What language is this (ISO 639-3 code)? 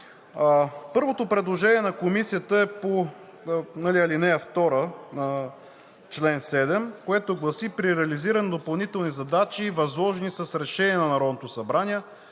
bul